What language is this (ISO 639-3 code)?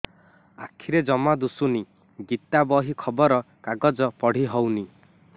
ori